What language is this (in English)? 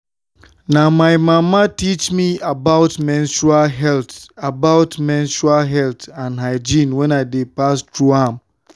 Nigerian Pidgin